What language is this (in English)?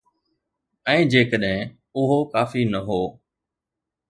Sindhi